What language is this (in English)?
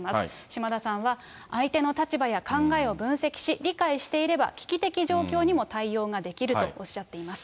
Japanese